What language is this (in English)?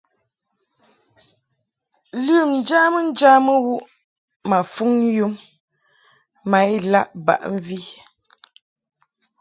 Mungaka